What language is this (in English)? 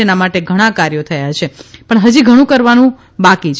Gujarati